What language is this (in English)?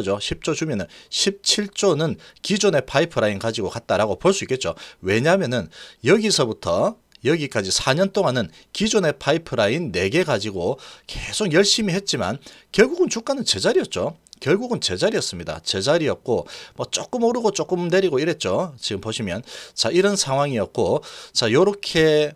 Korean